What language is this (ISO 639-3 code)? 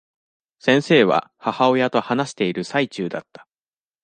jpn